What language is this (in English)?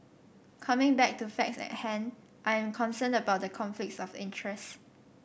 English